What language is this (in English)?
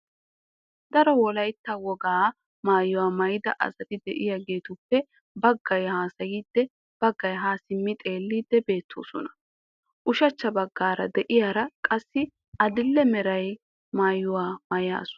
Wolaytta